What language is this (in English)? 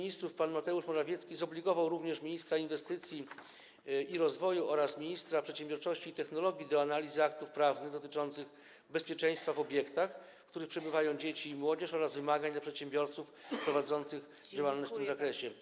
Polish